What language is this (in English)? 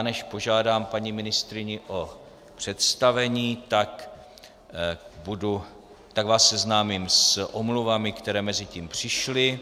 Czech